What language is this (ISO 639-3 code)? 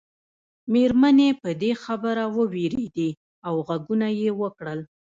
pus